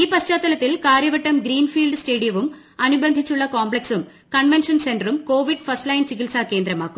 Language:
Malayalam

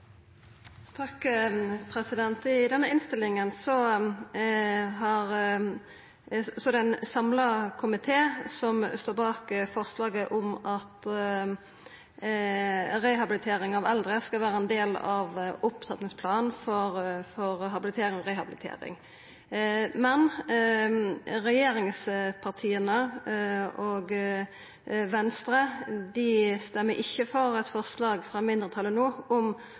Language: Norwegian Nynorsk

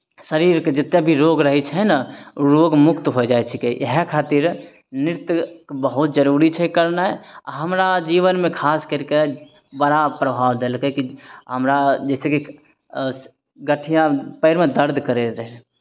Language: Maithili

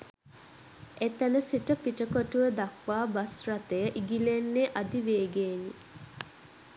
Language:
Sinhala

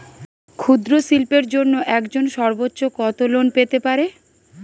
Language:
Bangla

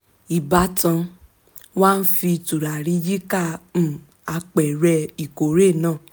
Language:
Yoruba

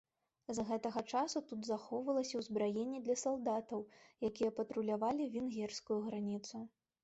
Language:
Belarusian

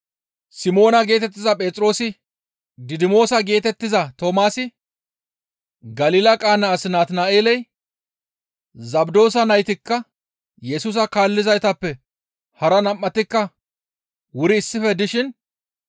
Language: Gamo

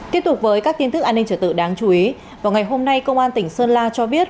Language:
Vietnamese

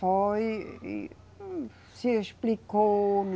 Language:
Portuguese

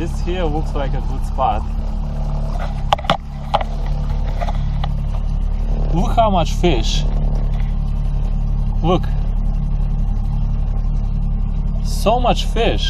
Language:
English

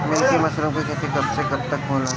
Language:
Bhojpuri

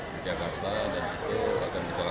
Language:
Indonesian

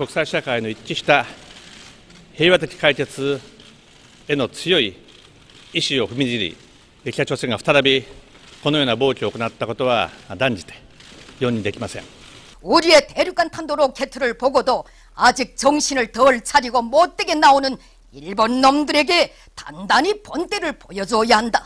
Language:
Korean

